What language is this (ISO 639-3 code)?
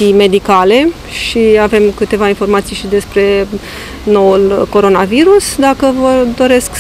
ron